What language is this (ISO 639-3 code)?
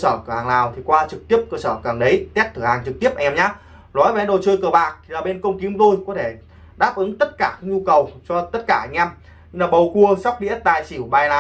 vie